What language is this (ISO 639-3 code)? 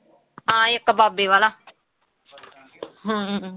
pan